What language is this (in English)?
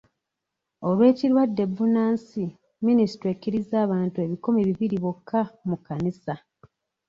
Ganda